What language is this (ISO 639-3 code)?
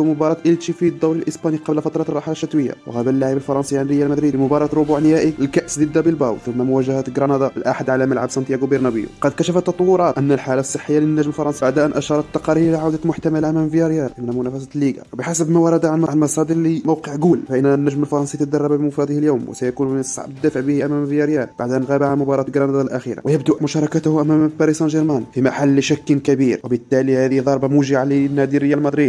ara